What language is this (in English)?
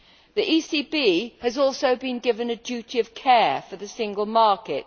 English